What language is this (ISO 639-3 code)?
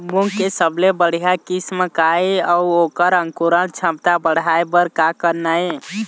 hne